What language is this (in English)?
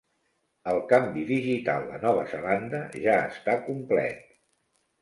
Catalan